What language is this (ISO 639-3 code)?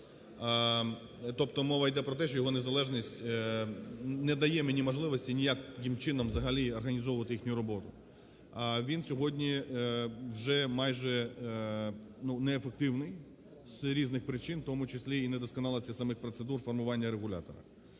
ukr